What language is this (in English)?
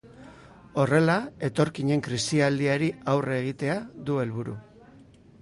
Basque